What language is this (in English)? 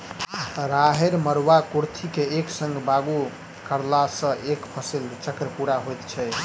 Maithili